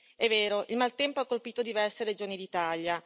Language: Italian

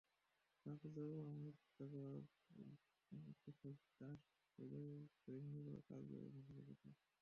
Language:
Bangla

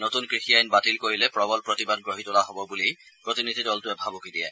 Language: Assamese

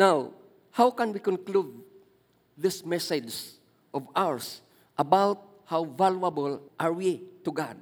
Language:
Filipino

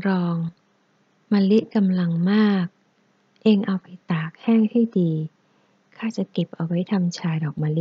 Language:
Thai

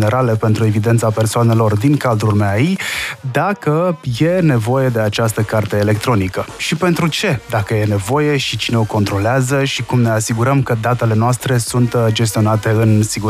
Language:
Romanian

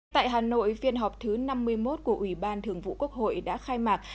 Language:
Vietnamese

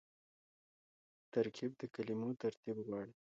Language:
Pashto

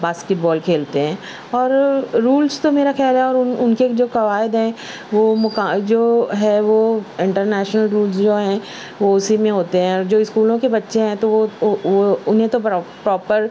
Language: Urdu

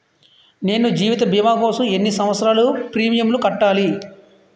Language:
Telugu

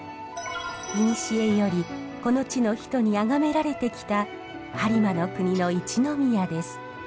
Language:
Japanese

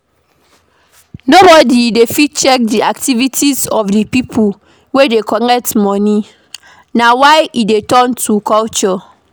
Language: Nigerian Pidgin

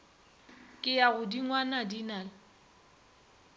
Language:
Northern Sotho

